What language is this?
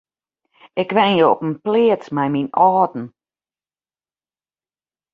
Western Frisian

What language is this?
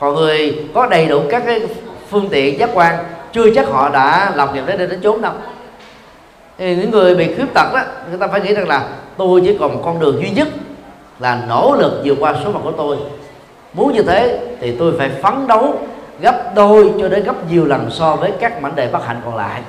Vietnamese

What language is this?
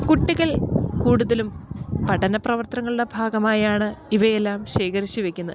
Malayalam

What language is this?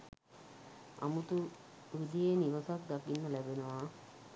Sinhala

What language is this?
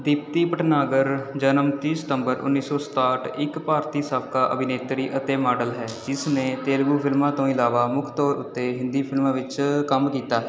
Punjabi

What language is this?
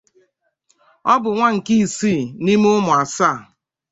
Igbo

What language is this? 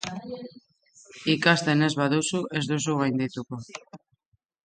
Basque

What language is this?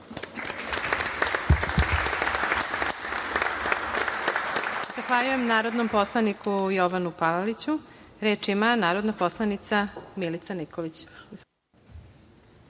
Serbian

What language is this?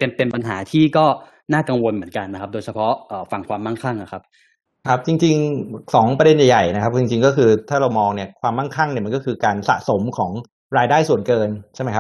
Thai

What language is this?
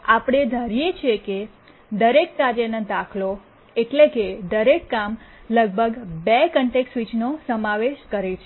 Gujarati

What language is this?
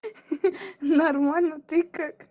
Russian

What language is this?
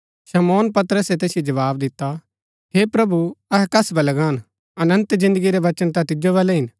Gaddi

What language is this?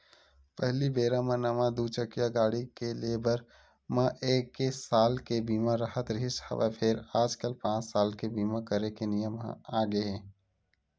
Chhattisgarhi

